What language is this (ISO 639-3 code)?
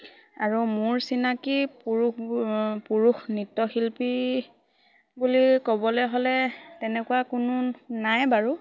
asm